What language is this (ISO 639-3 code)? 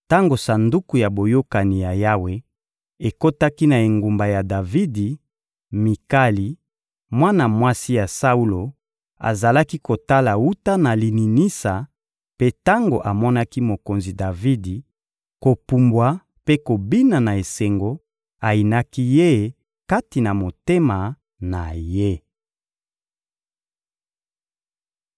lin